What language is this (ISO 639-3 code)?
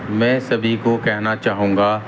urd